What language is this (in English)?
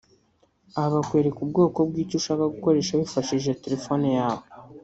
Kinyarwanda